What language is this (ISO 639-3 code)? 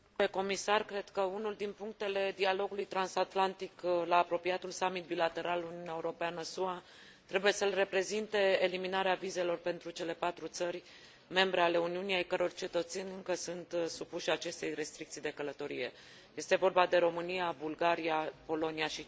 ron